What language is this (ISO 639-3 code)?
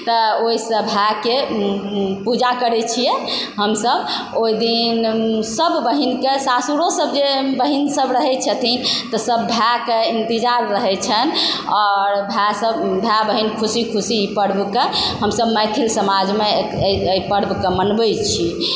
mai